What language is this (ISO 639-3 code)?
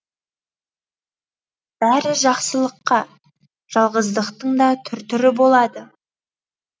kaz